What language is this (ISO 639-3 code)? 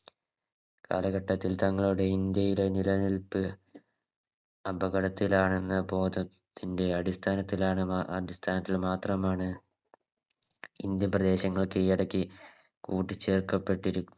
mal